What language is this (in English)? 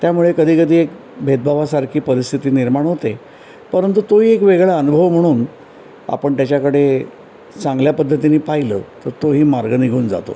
Marathi